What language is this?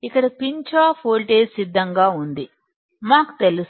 Telugu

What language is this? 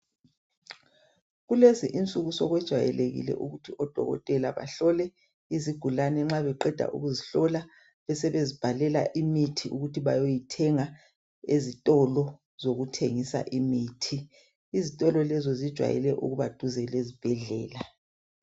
North Ndebele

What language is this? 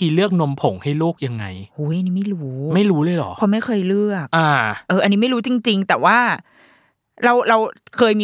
Thai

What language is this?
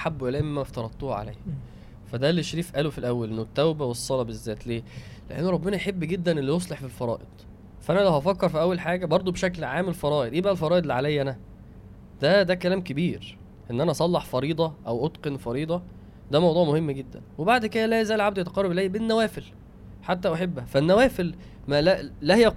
Arabic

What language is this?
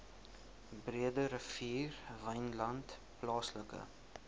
Afrikaans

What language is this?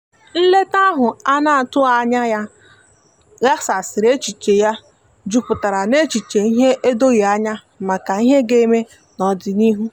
Igbo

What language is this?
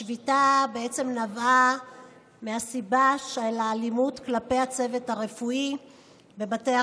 Hebrew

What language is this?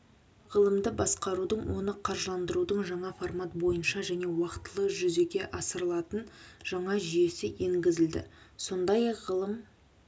Kazakh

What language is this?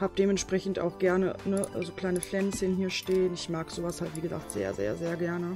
German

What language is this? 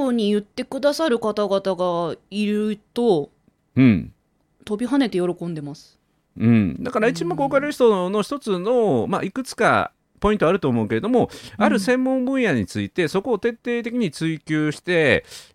Japanese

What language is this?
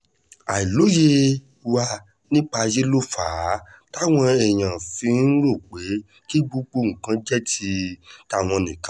Yoruba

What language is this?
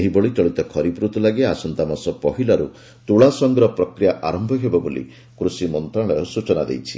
Odia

